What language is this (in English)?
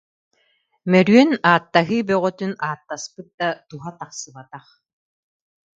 Yakut